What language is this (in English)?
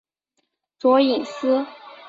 Chinese